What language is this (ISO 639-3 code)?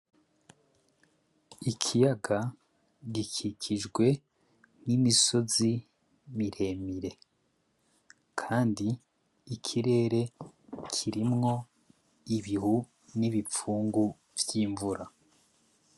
run